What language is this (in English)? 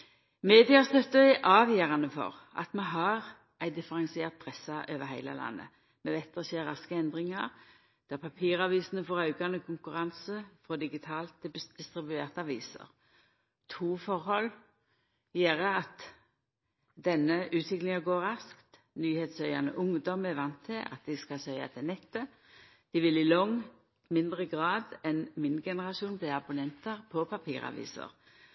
Norwegian Nynorsk